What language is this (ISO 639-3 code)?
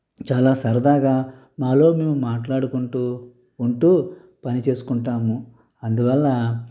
tel